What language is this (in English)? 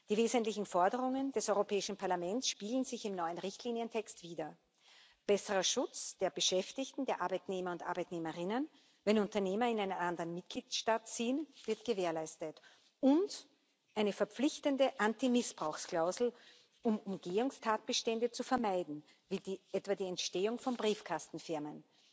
German